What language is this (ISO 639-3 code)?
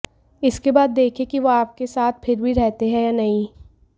hin